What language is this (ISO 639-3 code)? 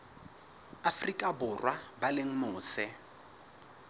sot